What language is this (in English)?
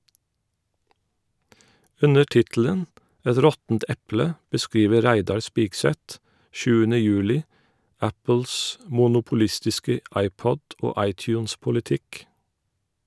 Norwegian